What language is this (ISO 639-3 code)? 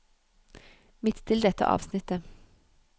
nor